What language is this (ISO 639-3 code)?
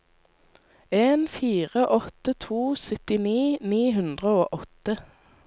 nor